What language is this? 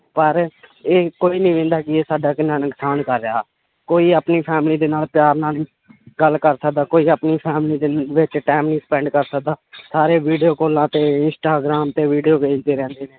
Punjabi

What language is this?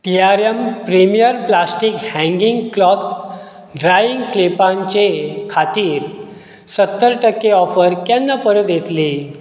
Konkani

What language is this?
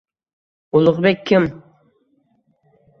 Uzbek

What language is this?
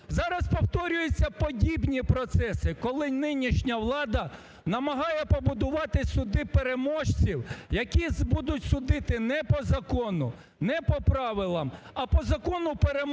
Ukrainian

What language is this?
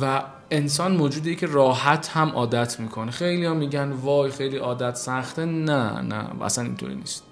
Persian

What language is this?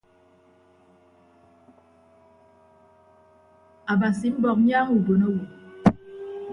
Ibibio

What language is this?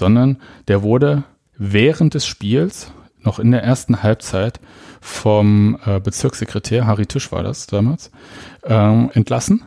German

